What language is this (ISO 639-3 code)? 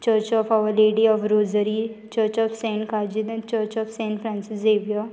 kok